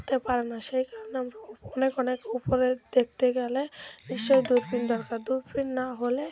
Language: Bangla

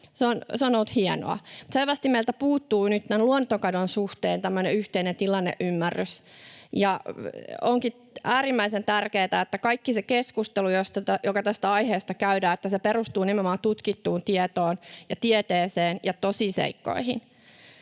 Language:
Finnish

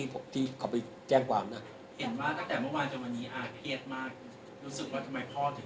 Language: Thai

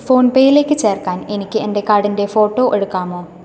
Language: Malayalam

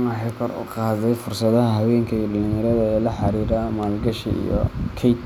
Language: Somali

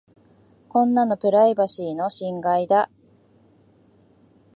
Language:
Japanese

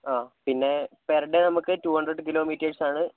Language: Malayalam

